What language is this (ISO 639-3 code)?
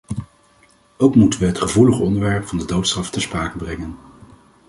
nld